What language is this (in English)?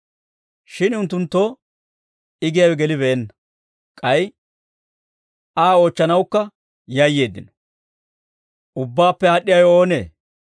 Dawro